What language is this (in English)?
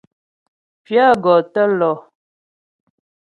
Ghomala